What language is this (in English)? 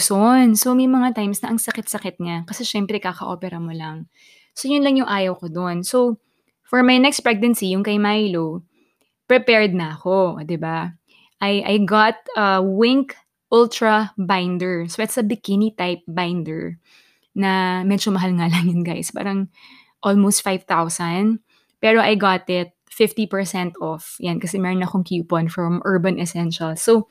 Filipino